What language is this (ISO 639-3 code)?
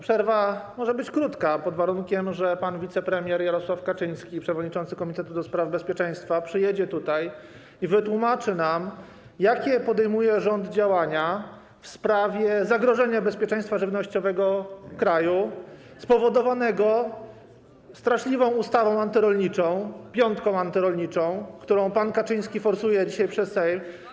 pol